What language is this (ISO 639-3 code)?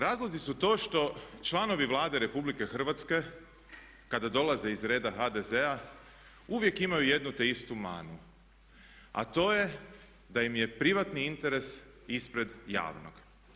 hrv